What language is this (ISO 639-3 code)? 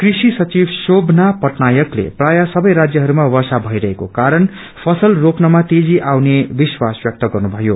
nep